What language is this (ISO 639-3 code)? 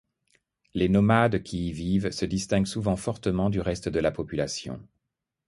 fra